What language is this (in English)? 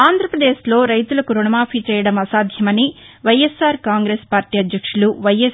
Telugu